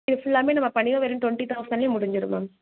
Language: Tamil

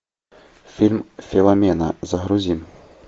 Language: Russian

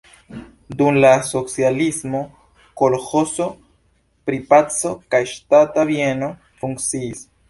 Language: Esperanto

